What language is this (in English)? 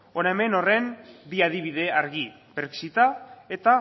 Basque